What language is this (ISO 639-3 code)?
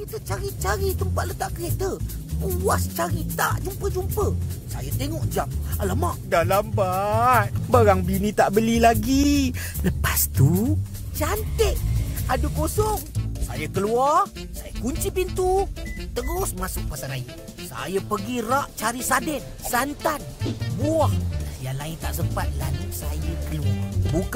msa